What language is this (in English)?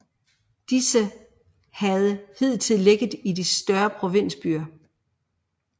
Danish